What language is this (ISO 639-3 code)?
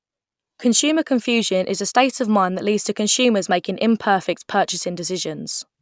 eng